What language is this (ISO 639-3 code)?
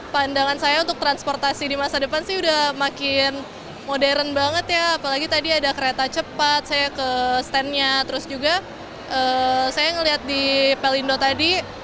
ind